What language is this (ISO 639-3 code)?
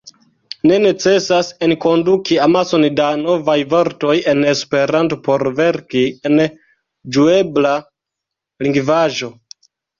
epo